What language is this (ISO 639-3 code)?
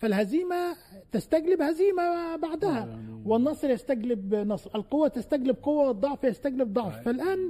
ara